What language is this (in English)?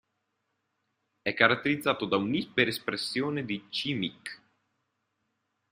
Italian